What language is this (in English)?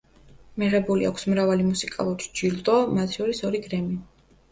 Georgian